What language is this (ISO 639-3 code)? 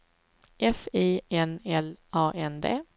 swe